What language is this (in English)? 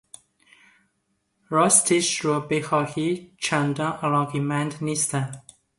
Persian